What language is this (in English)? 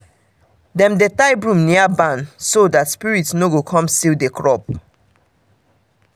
Nigerian Pidgin